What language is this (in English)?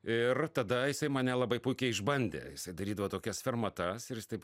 Lithuanian